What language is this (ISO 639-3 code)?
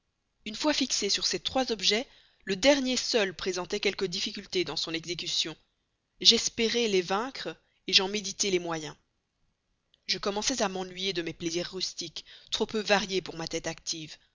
fra